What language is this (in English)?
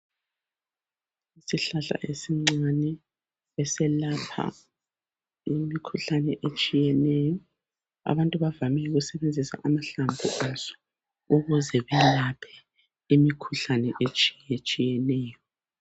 North Ndebele